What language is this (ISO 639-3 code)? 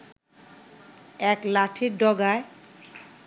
ben